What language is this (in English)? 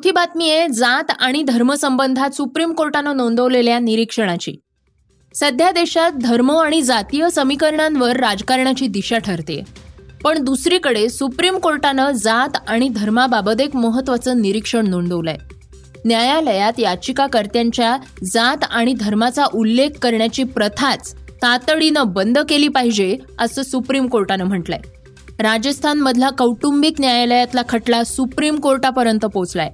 Marathi